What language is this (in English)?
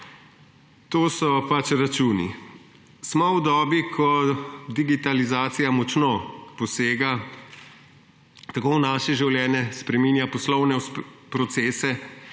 Slovenian